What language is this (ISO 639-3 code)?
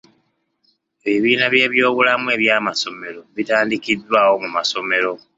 lug